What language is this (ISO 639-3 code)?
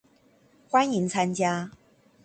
zho